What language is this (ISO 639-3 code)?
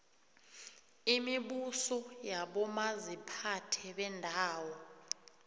nbl